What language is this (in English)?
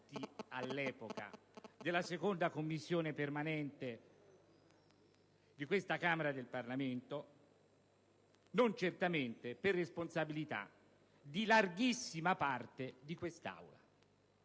Italian